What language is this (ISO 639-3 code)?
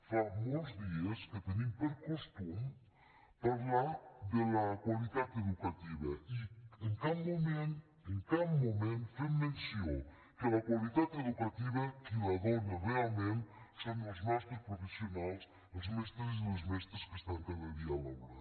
cat